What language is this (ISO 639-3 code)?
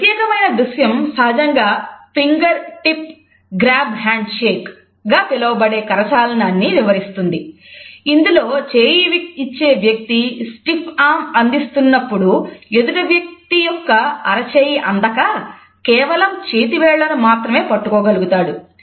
tel